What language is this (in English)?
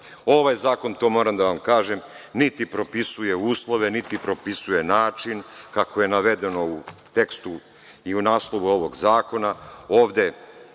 Serbian